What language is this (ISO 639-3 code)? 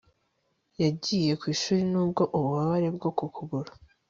kin